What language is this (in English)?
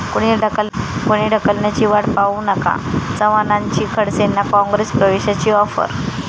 Marathi